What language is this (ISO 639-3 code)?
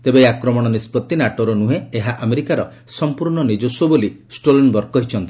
ori